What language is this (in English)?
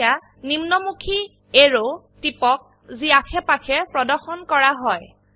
Assamese